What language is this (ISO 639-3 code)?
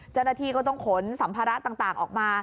tha